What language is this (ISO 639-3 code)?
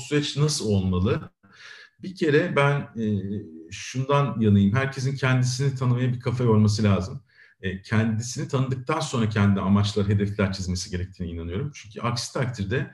tur